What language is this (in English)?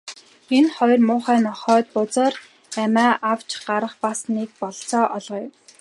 Mongolian